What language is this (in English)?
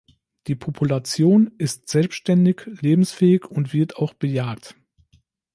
German